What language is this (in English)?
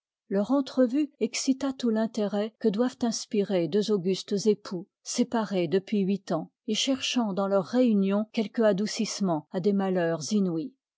French